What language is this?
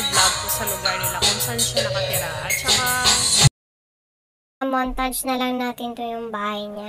English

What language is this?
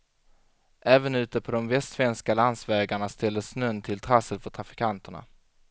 Swedish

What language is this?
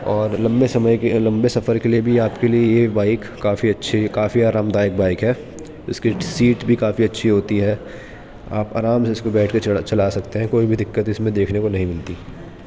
Urdu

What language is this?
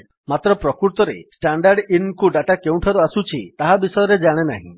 Odia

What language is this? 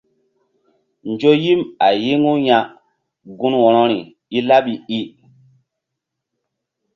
Mbum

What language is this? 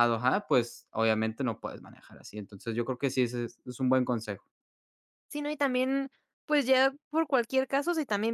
Spanish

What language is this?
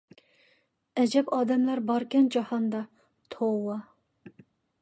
Uyghur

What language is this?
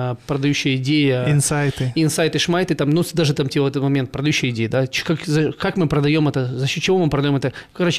Russian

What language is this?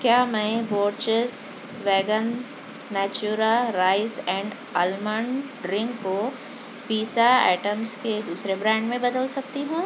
Urdu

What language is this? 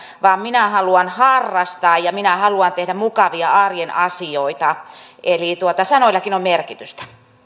Finnish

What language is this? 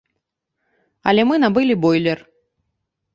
Belarusian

